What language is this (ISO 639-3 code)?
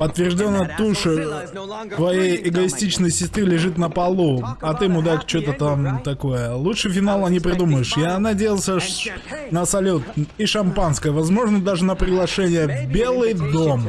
rus